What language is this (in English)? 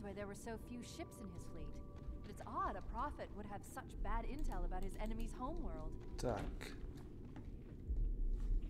Czech